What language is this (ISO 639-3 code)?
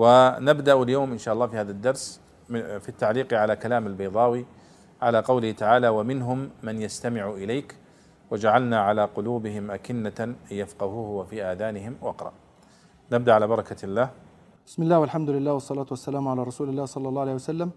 ara